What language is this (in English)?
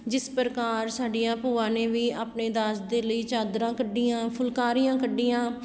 Punjabi